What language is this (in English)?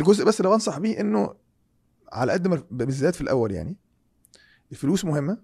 Arabic